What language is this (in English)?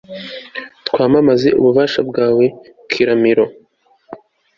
Kinyarwanda